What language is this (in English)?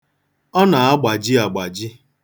Igbo